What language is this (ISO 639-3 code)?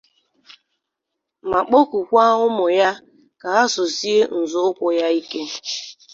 ibo